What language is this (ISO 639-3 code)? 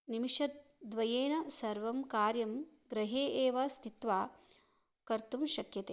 san